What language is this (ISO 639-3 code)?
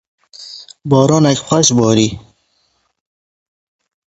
kur